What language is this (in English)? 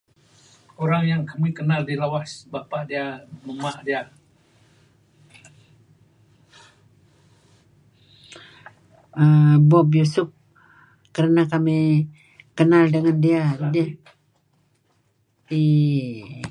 Kelabit